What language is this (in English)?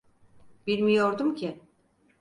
Turkish